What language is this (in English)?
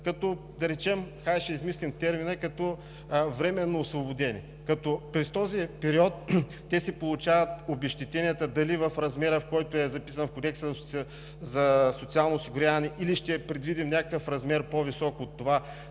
Bulgarian